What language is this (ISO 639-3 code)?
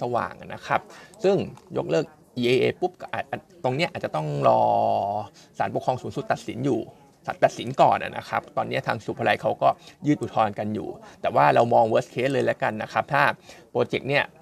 tha